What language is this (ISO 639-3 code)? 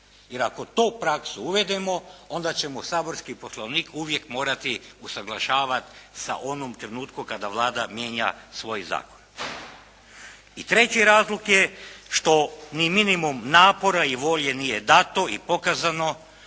hrv